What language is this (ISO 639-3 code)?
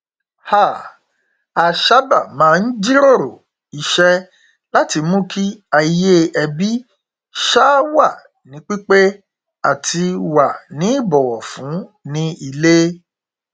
yor